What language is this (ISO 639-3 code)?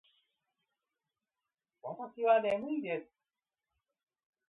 jpn